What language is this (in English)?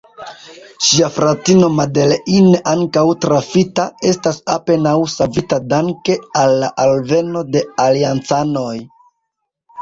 Esperanto